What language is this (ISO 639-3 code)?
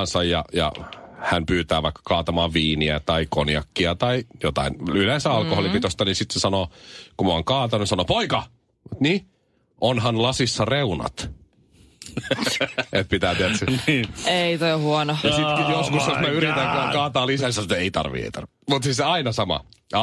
fin